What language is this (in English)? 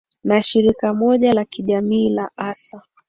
Swahili